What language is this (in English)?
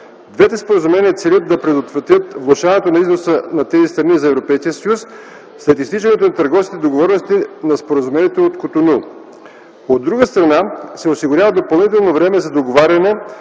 Bulgarian